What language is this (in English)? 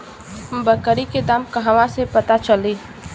Bhojpuri